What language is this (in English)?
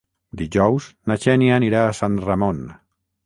Catalan